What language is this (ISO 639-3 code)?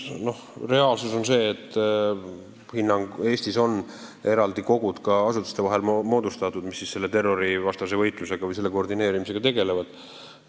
est